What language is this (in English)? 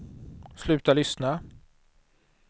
Swedish